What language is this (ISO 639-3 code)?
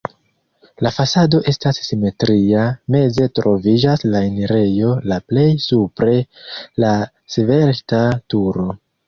epo